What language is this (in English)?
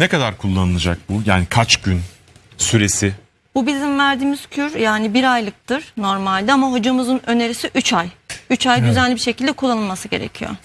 Turkish